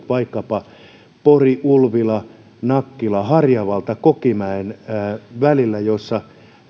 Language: Finnish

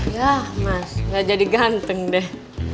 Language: Indonesian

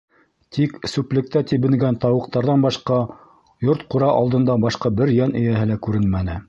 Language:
Bashkir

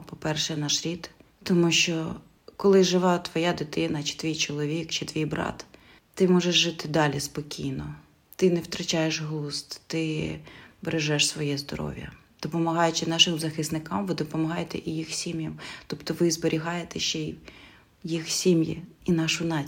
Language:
Ukrainian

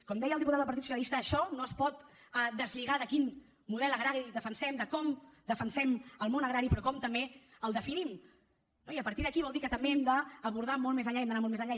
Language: Catalan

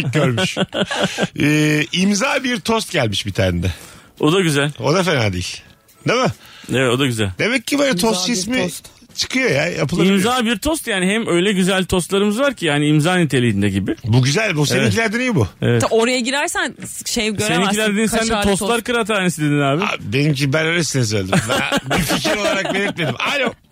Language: Turkish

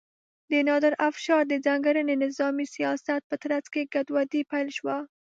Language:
Pashto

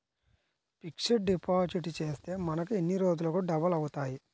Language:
Telugu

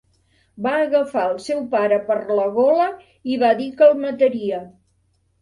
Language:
Catalan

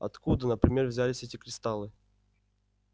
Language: Russian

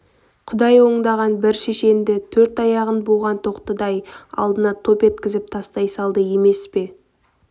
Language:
Kazakh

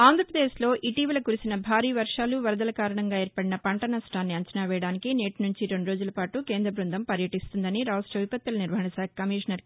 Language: Telugu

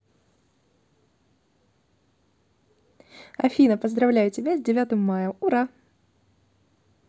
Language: Russian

